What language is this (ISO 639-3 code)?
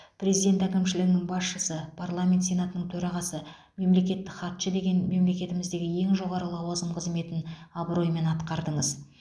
kaz